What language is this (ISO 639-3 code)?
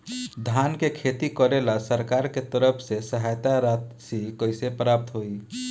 bho